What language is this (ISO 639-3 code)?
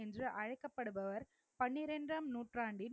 tam